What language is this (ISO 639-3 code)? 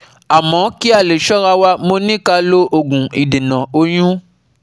yor